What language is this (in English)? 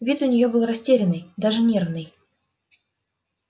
Russian